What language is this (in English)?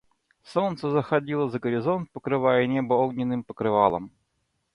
Russian